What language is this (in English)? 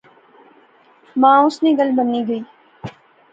Pahari-Potwari